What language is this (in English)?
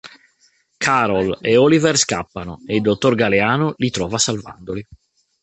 Italian